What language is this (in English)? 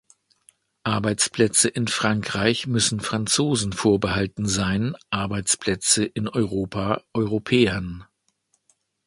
German